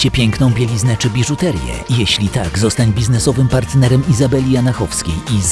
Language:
Polish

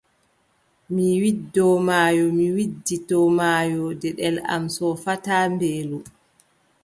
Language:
Adamawa Fulfulde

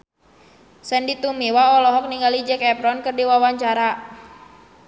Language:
Sundanese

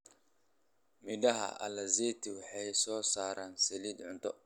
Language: Somali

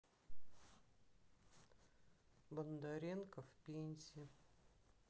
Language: Russian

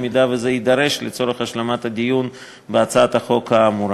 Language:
Hebrew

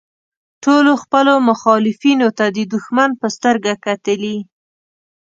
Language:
Pashto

